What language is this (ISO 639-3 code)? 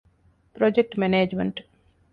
div